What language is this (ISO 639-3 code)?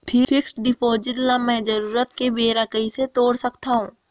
hne